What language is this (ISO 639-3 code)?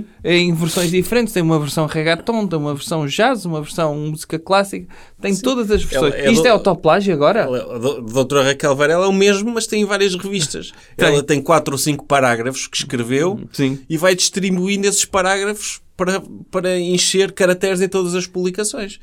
por